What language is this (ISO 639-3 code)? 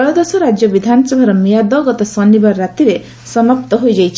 ori